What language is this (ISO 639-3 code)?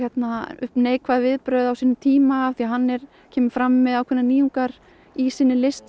isl